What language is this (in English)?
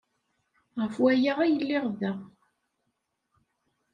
Kabyle